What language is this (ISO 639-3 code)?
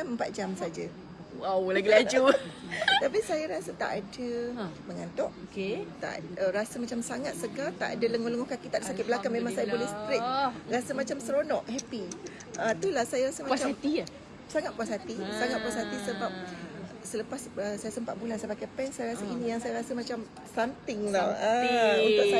msa